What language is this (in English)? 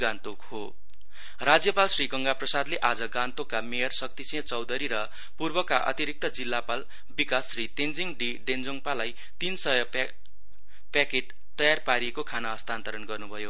Nepali